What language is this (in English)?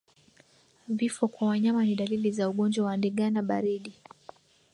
Swahili